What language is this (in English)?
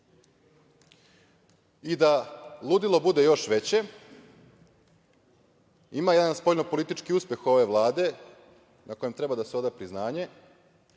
Serbian